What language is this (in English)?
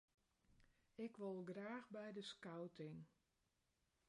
Western Frisian